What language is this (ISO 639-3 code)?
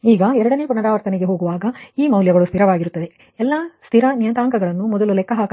kan